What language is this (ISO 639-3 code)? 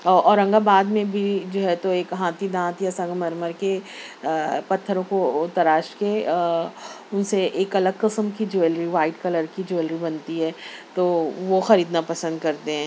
urd